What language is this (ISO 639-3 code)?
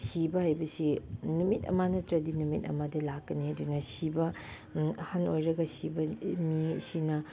mni